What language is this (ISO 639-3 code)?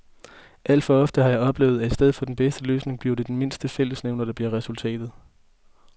dan